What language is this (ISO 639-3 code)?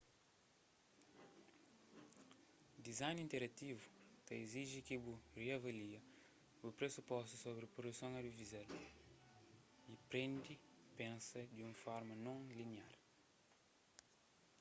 kea